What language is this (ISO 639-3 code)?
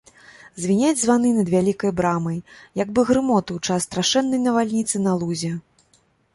bel